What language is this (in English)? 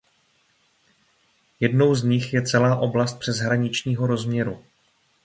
Czech